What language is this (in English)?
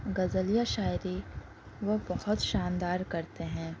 Urdu